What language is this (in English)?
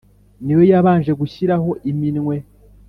Kinyarwanda